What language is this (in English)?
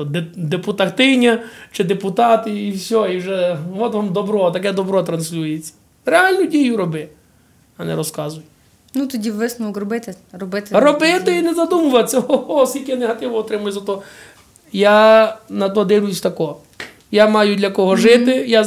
Ukrainian